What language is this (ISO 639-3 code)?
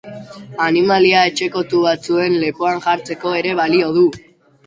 eus